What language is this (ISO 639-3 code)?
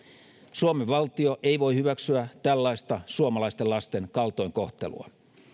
fin